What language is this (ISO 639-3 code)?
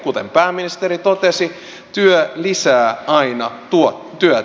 fin